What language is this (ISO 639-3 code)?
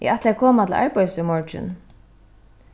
fao